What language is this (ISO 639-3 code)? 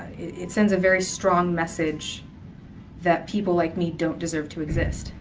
eng